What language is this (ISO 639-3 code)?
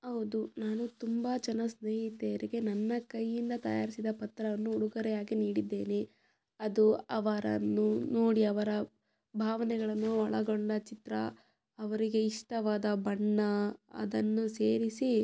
kan